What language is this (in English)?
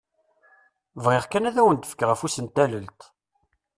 Kabyle